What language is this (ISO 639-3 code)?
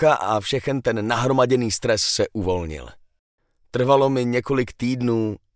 ces